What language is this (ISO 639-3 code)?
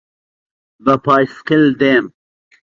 ckb